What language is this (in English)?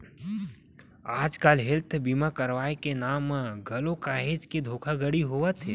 Chhattisgarhi